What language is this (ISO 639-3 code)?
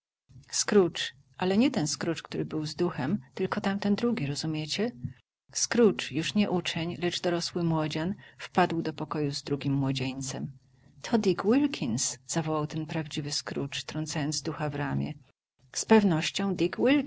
pol